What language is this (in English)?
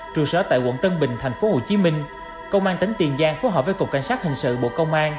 Vietnamese